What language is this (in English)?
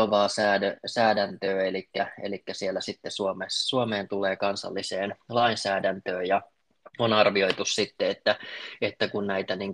Finnish